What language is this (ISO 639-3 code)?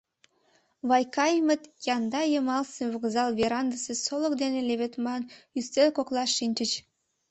chm